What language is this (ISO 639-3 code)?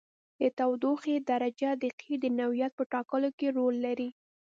pus